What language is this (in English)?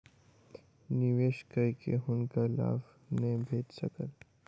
Maithili